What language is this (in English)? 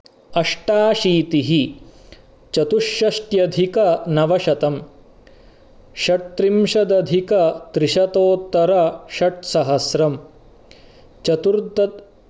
Sanskrit